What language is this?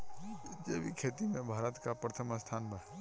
Bhojpuri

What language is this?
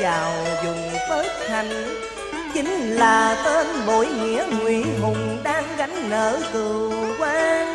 Vietnamese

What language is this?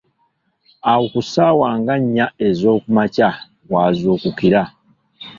Ganda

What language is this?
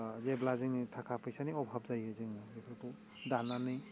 Bodo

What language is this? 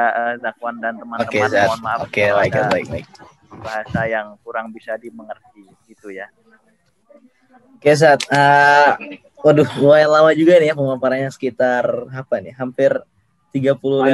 Indonesian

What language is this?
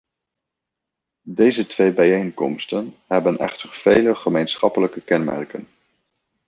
Dutch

